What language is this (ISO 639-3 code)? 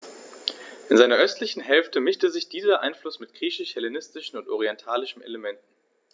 deu